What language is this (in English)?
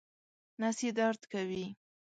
Pashto